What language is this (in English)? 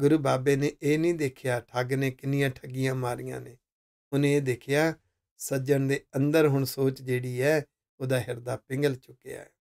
Hindi